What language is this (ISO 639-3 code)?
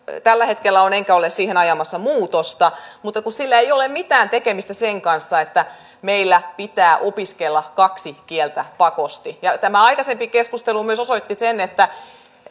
fin